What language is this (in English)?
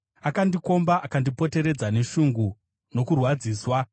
Shona